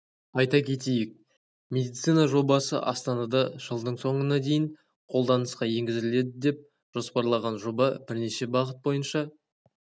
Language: Kazakh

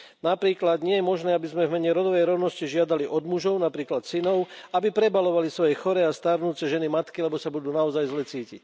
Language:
Slovak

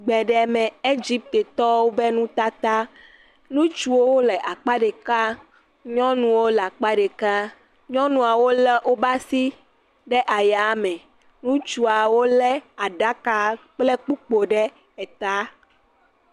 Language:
Ewe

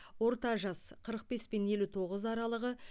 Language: Kazakh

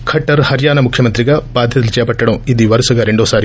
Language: Telugu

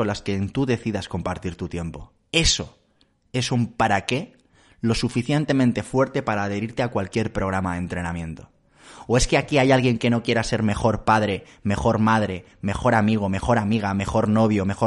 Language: Spanish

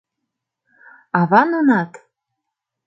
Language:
Mari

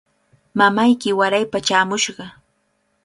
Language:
Cajatambo North Lima Quechua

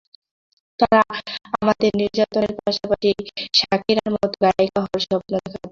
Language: Bangla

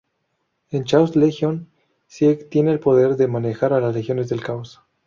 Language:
Spanish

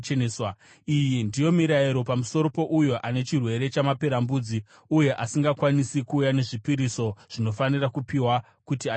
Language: Shona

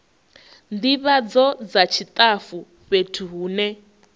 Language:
Venda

